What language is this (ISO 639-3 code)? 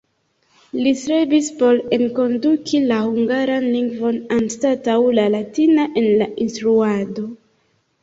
epo